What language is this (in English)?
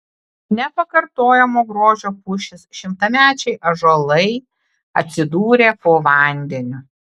Lithuanian